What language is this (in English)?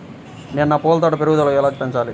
Telugu